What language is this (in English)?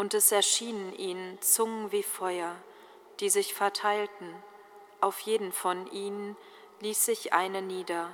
German